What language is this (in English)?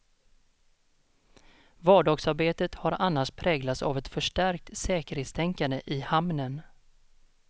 Swedish